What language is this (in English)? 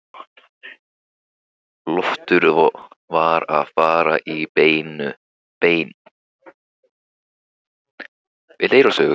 Icelandic